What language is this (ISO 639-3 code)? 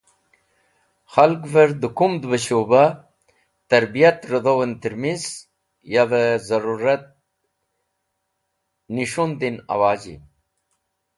wbl